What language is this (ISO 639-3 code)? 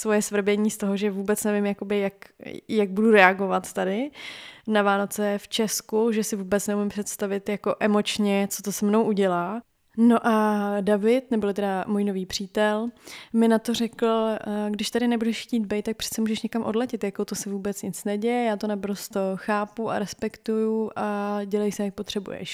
ces